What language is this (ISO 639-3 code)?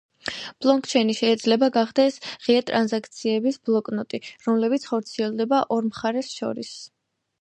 kat